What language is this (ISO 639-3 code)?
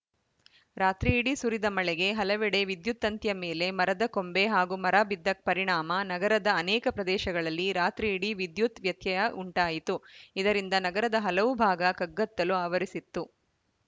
kan